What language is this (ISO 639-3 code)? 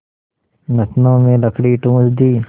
hin